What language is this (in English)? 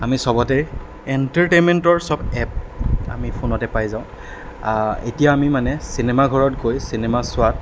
Assamese